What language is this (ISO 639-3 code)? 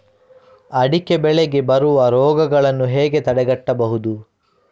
kan